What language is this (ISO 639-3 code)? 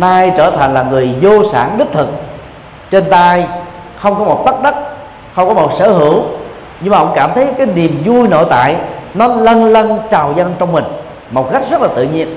vie